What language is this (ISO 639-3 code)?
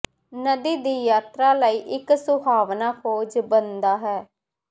pan